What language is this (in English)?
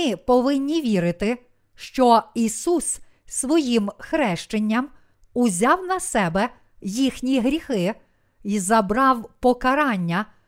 Ukrainian